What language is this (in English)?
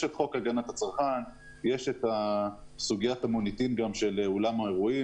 Hebrew